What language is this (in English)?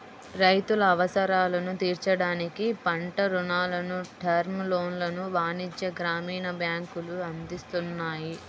Telugu